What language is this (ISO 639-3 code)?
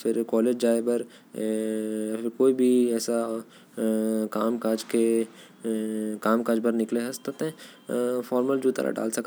kfp